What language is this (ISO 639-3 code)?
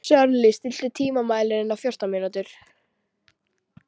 isl